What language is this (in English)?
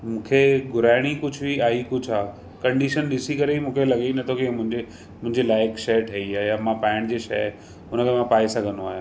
Sindhi